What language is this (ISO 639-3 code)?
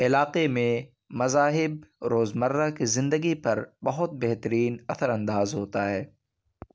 urd